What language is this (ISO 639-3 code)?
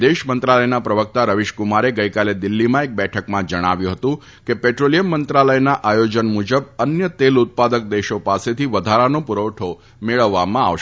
guj